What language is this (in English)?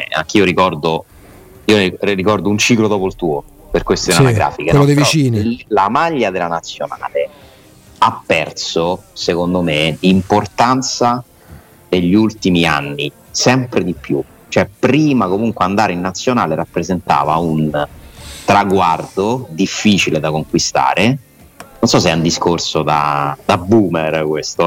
Italian